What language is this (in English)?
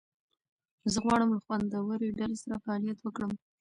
Pashto